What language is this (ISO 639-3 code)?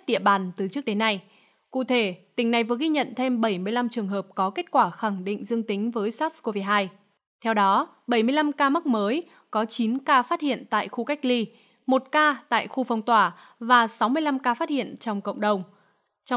vie